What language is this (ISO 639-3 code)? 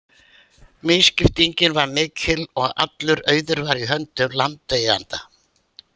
isl